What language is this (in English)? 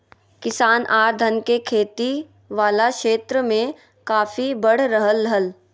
Magahi